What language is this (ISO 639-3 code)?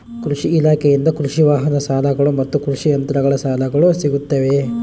kan